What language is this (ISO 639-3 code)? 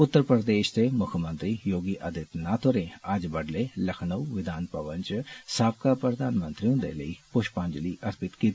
doi